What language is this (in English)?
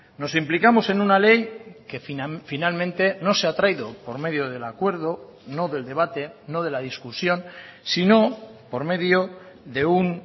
Spanish